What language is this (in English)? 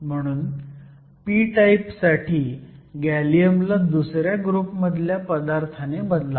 Marathi